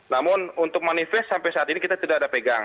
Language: Indonesian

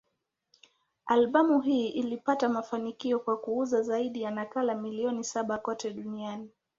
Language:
Swahili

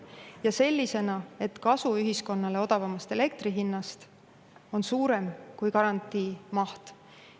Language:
Estonian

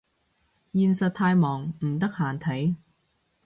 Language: Cantonese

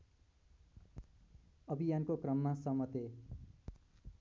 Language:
Nepali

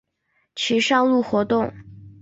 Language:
Chinese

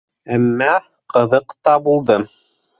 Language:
Bashkir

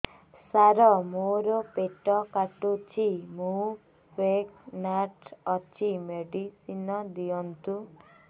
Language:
Odia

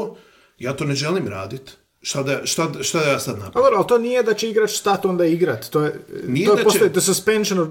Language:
Croatian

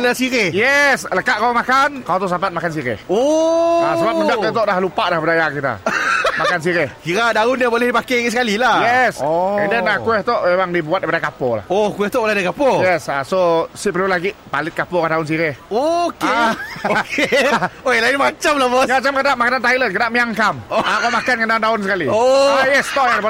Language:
Malay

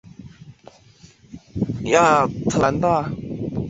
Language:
Chinese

